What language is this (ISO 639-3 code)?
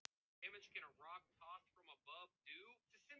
isl